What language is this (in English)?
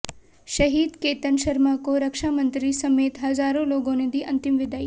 Hindi